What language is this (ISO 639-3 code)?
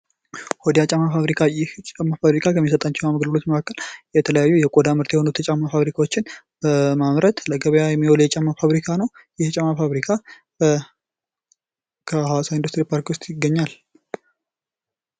amh